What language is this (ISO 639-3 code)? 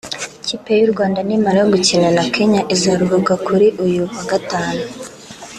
kin